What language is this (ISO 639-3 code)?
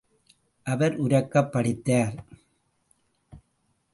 tam